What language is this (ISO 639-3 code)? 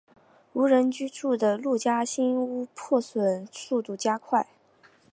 zho